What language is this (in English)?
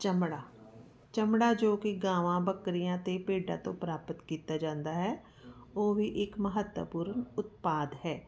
Punjabi